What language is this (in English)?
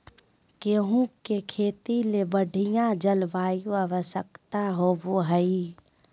Magahi